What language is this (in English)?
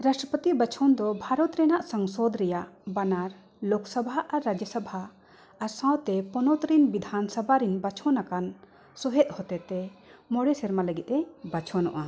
Santali